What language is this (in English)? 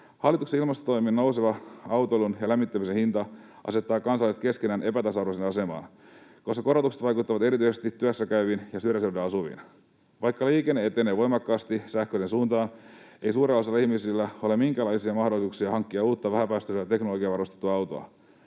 Finnish